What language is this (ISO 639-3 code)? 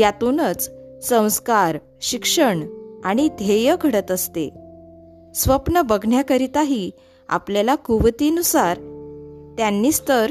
mar